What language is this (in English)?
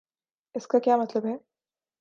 Urdu